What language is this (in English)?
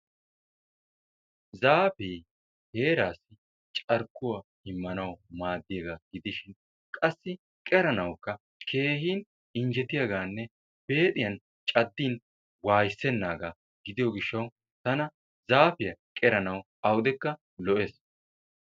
Wolaytta